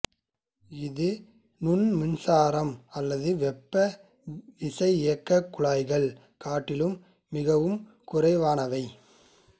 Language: Tamil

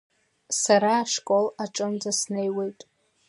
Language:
Abkhazian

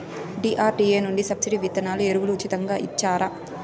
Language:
Telugu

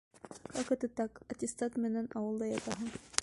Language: Bashkir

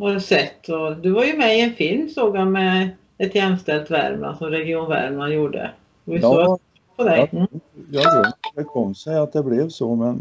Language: Swedish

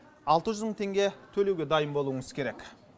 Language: Kazakh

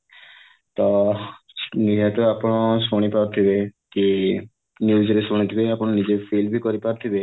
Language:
Odia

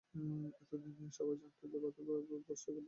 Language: Bangla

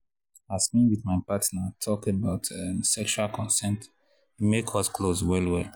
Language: Nigerian Pidgin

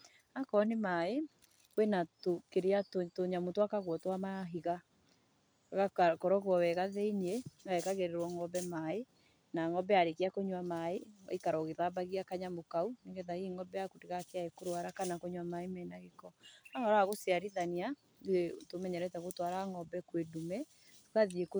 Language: Kikuyu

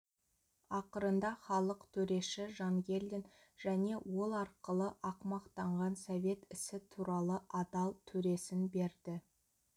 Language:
Kazakh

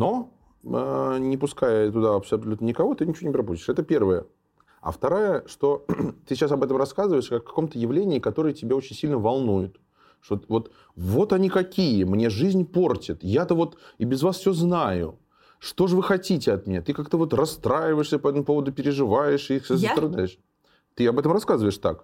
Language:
Russian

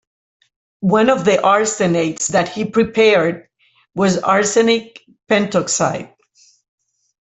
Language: English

